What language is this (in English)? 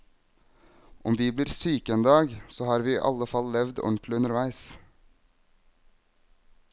Norwegian